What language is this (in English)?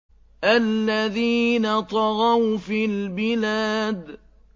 Arabic